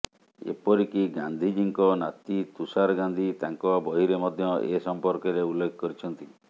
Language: Odia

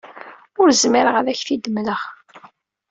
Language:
Kabyle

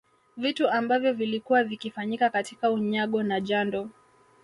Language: Swahili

